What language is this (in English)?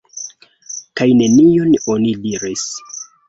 Esperanto